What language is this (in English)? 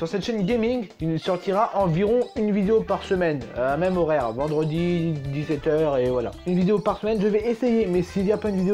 French